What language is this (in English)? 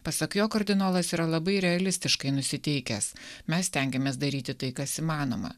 Lithuanian